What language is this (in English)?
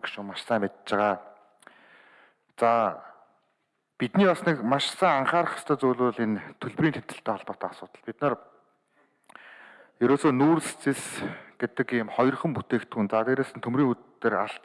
Turkish